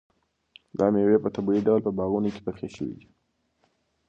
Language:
Pashto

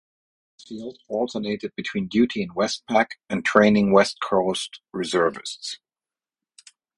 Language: English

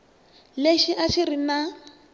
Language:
Tsonga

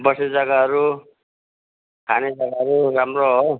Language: Nepali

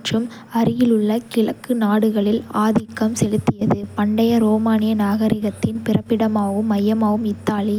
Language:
Kota (India)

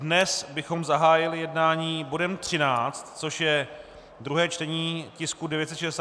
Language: Czech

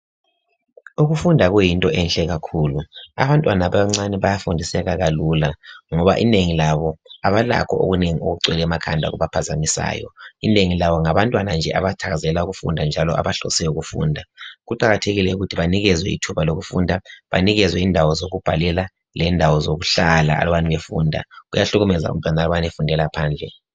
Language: North Ndebele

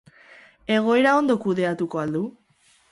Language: Basque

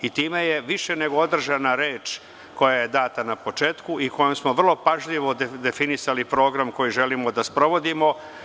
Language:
Serbian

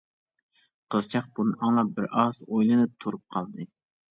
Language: Uyghur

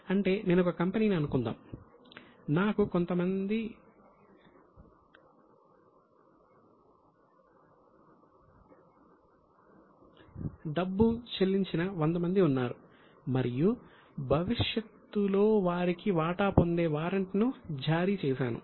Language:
Telugu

